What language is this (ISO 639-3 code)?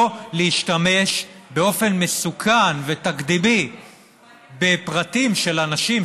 heb